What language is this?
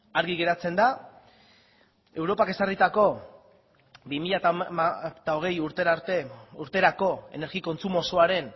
Basque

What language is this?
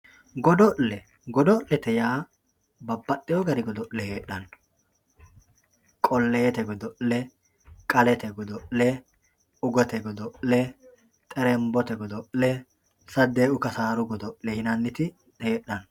Sidamo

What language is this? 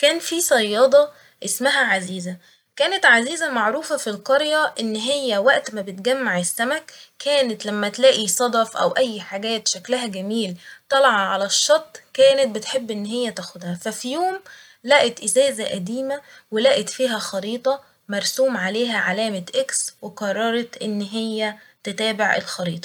Egyptian Arabic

